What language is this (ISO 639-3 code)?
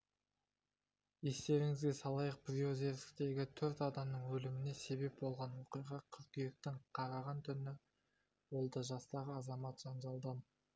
kaz